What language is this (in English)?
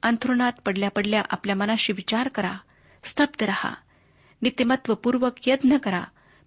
Marathi